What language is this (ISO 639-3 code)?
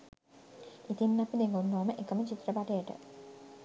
sin